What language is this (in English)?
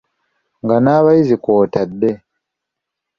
Ganda